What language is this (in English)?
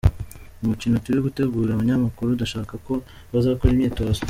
Kinyarwanda